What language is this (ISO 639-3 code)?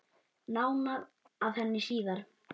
isl